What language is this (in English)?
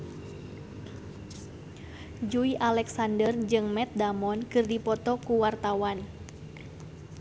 Sundanese